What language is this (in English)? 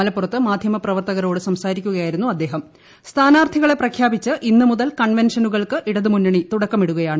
Malayalam